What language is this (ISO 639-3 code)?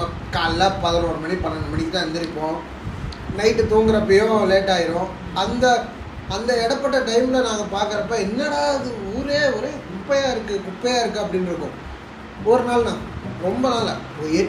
tam